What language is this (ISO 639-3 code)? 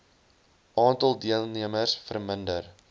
afr